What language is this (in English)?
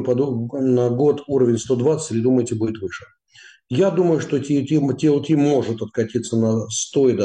Russian